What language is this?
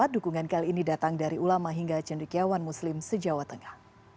Indonesian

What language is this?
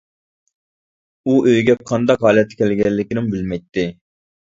Uyghur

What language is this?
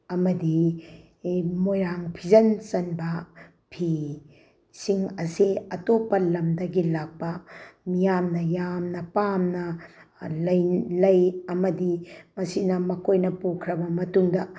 Manipuri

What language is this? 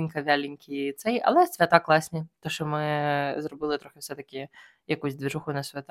Ukrainian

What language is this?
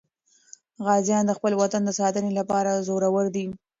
Pashto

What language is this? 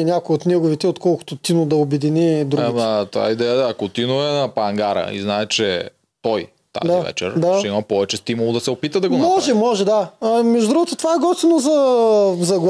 Bulgarian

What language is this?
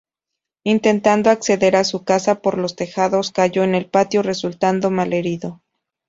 Spanish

